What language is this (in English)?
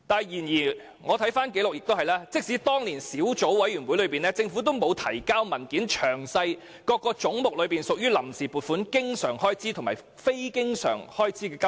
Cantonese